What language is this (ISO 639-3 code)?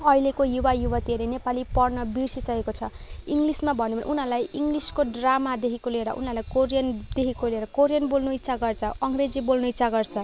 nep